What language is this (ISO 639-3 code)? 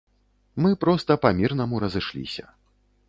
bel